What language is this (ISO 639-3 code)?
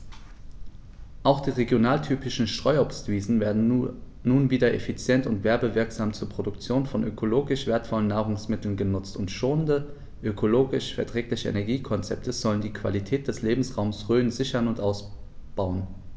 deu